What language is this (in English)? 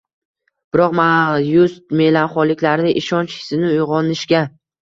Uzbek